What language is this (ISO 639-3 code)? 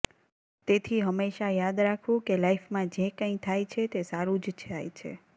guj